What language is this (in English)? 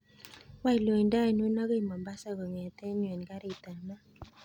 Kalenjin